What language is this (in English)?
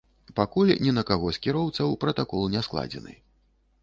Belarusian